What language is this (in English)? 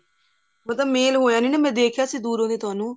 Punjabi